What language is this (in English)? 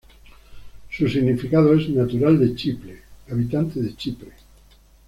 Spanish